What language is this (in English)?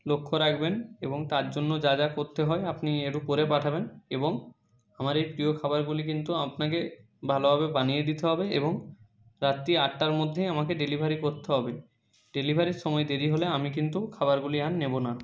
Bangla